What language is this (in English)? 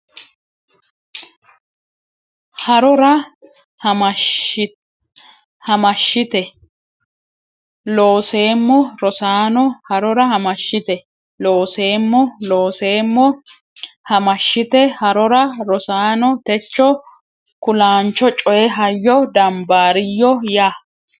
Sidamo